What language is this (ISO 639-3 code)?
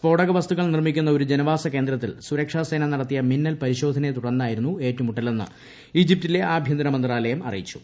mal